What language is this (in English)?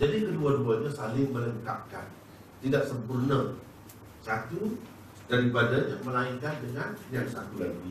Malay